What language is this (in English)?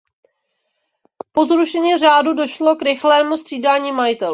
Czech